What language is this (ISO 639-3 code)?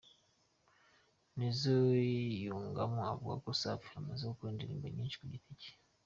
kin